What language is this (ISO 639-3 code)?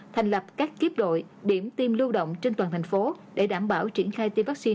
vie